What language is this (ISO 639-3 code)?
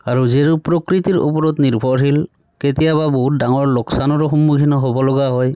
asm